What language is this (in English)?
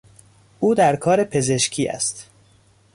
Persian